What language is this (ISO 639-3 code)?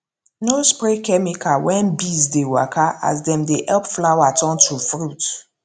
pcm